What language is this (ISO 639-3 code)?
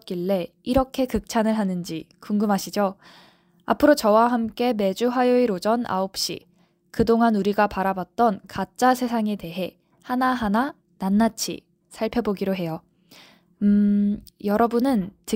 kor